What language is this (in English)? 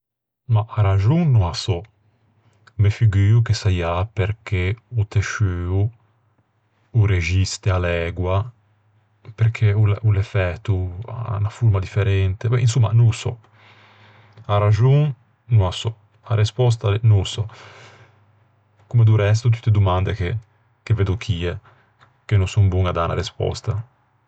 Ligurian